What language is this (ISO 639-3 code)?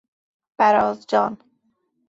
fas